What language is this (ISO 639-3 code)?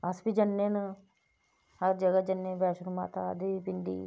doi